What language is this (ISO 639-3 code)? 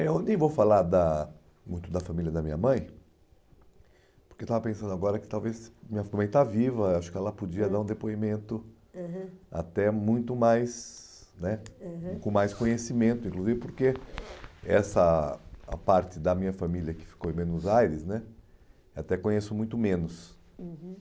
por